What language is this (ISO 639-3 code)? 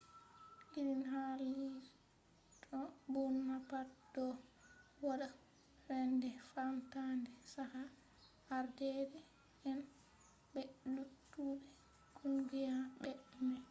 ful